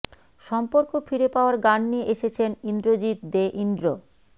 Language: Bangla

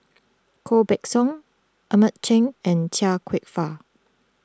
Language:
English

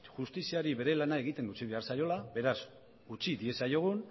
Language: Basque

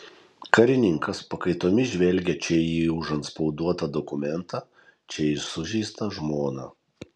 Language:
Lithuanian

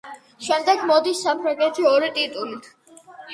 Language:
Georgian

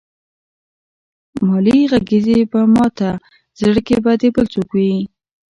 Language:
Pashto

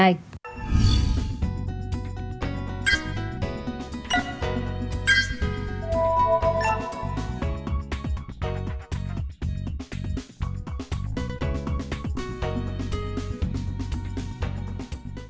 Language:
Vietnamese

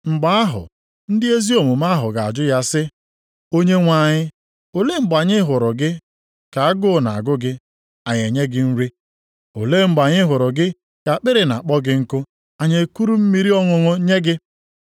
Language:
Igbo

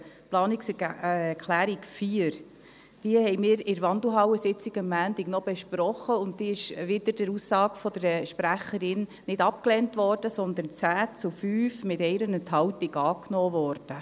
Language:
Swiss German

